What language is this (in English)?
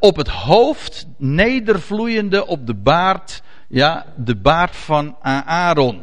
Dutch